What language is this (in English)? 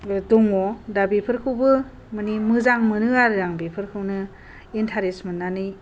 Bodo